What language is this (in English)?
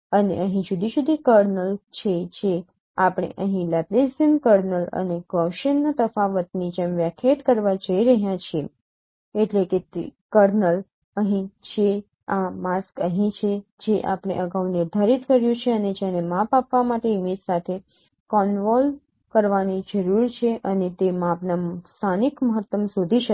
Gujarati